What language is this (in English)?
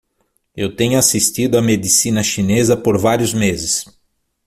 Portuguese